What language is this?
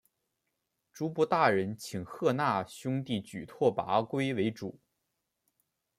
Chinese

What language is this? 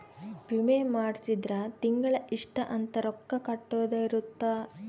Kannada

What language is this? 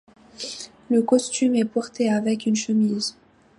French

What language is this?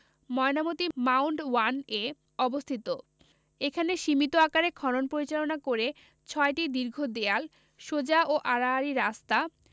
Bangla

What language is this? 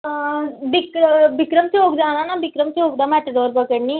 Dogri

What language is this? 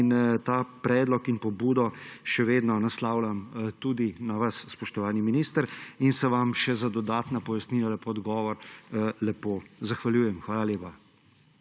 Slovenian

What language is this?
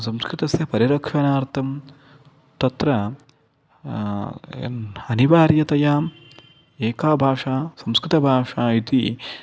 Sanskrit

